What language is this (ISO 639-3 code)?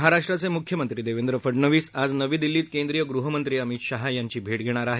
mar